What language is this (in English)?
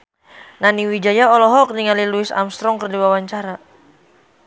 Sundanese